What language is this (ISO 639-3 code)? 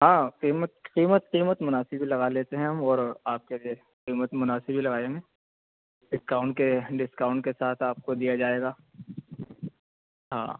urd